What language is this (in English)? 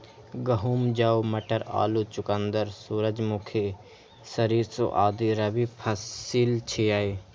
Maithili